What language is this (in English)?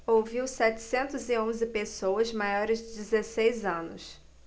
Portuguese